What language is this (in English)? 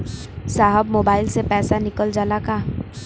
Bhojpuri